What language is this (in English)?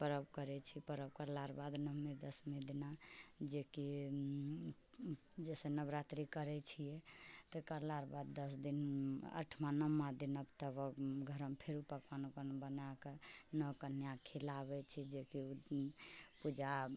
Maithili